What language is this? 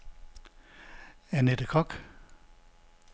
Danish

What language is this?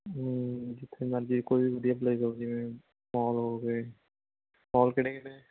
Punjabi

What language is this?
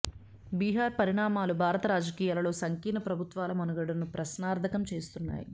Telugu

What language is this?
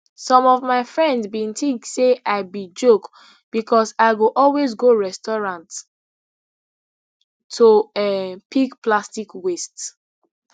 Nigerian Pidgin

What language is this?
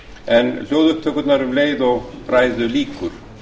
Icelandic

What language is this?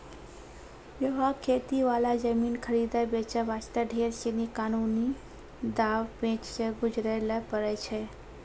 Maithili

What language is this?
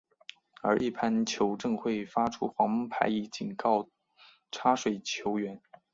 Chinese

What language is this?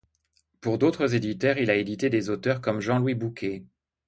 French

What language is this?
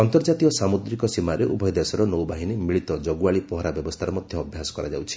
Odia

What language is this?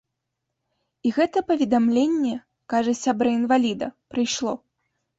Belarusian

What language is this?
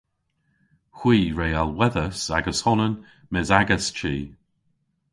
Cornish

